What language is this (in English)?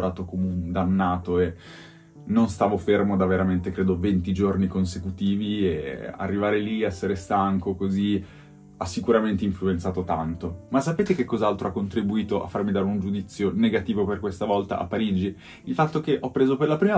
Italian